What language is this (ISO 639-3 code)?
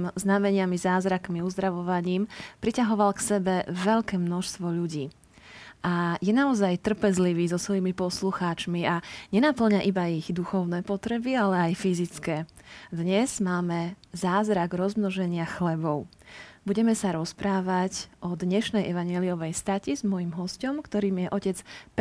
slk